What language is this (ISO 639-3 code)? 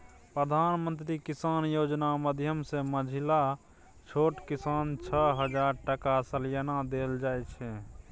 mai